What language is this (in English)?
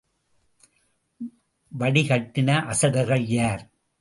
Tamil